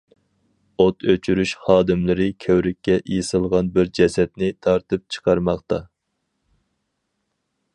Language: Uyghur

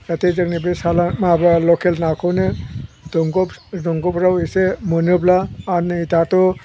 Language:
Bodo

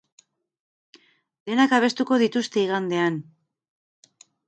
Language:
Basque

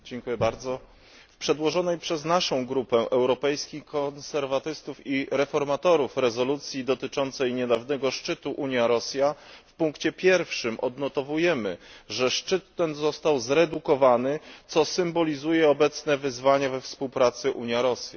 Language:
Polish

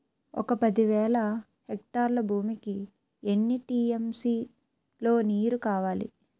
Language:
Telugu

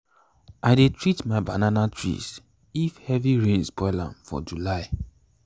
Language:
Nigerian Pidgin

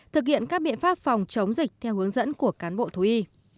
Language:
Vietnamese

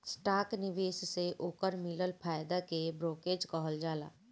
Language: Bhojpuri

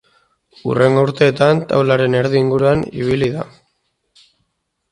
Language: Basque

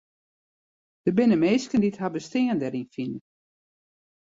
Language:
Western Frisian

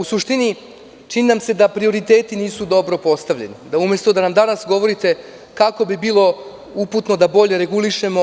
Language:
Serbian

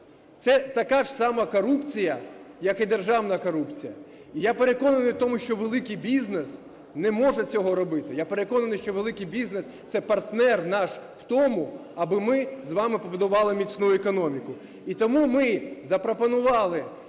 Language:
Ukrainian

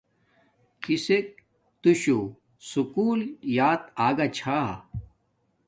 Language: Domaaki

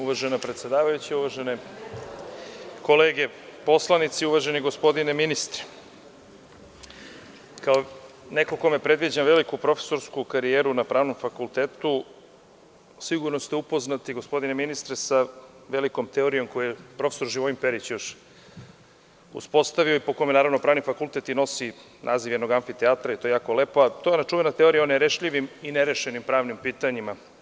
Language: Serbian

